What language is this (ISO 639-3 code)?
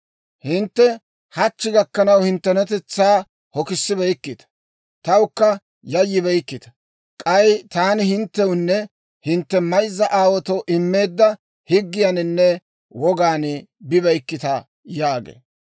dwr